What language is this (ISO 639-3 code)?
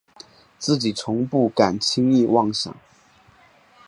zho